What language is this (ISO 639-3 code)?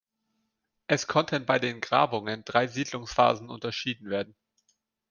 deu